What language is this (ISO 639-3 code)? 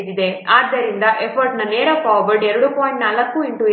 kan